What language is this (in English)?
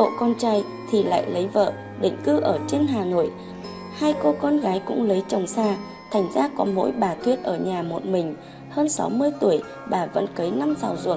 Vietnamese